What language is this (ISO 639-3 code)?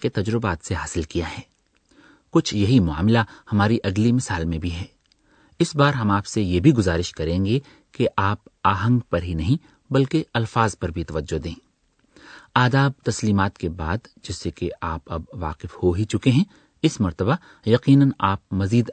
urd